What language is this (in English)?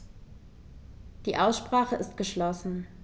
German